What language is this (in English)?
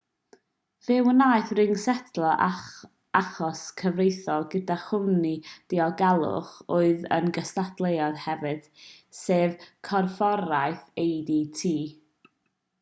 Welsh